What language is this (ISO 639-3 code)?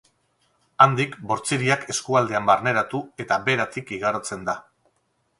eus